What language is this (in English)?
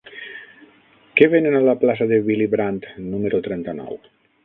Catalan